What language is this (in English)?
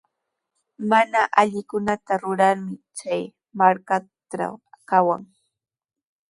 Sihuas Ancash Quechua